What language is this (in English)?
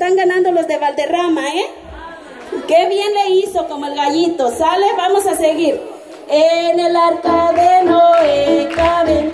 Spanish